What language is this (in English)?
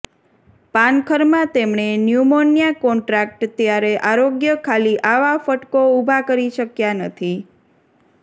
Gujarati